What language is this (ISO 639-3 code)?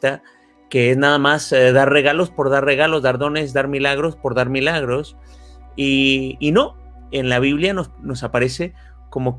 spa